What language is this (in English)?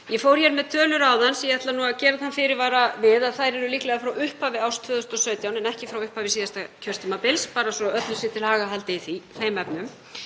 Icelandic